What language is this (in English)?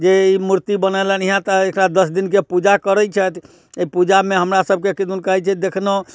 Maithili